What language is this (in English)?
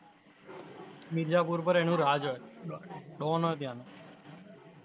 Gujarati